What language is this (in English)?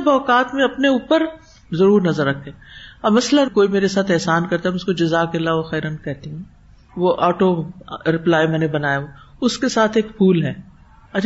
Urdu